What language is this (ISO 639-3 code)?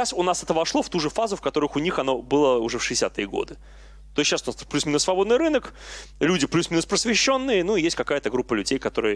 rus